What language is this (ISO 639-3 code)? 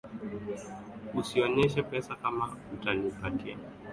swa